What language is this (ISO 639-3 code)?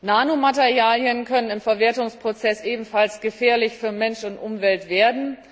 deu